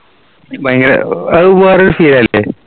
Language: Malayalam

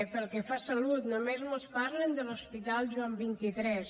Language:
Catalan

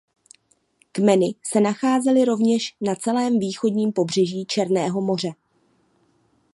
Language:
Czech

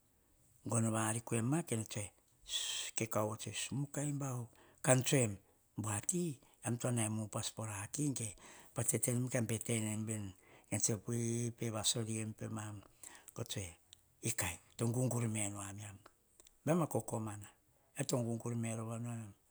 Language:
Hahon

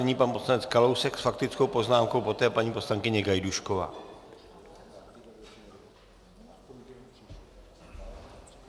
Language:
Czech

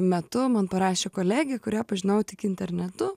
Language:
Lithuanian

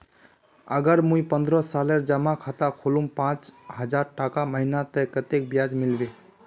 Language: Magahi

